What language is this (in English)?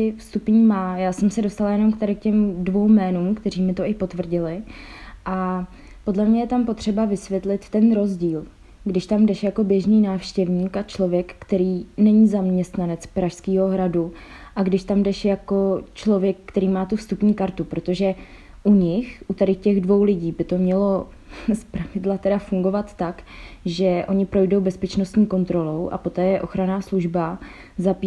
Czech